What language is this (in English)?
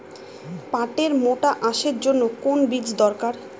Bangla